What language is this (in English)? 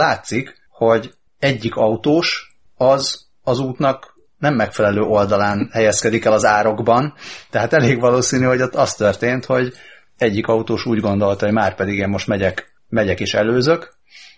Hungarian